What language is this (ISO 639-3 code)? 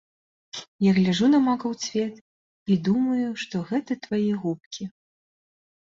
bel